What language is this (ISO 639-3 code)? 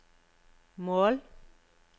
nor